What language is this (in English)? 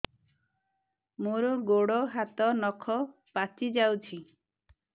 Odia